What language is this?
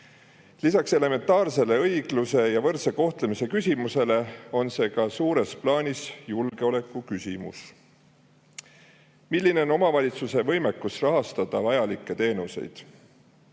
Estonian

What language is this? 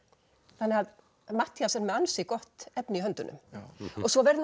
Icelandic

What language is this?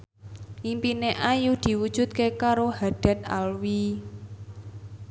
Javanese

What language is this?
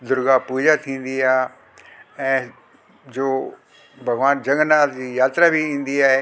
Sindhi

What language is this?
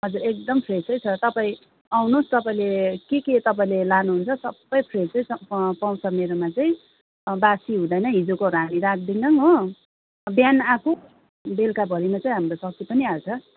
Nepali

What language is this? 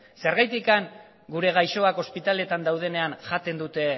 Basque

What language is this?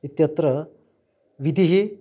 Sanskrit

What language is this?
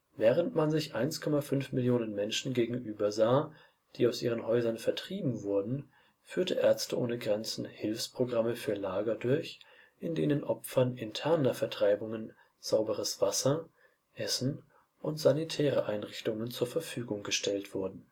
German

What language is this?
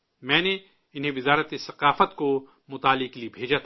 Urdu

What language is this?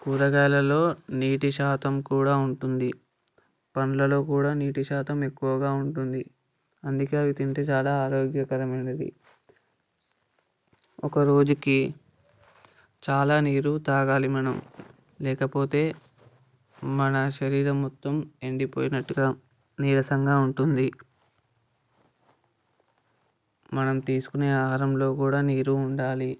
Telugu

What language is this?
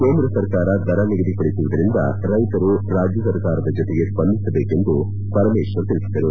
Kannada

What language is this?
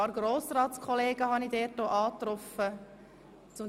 Swiss German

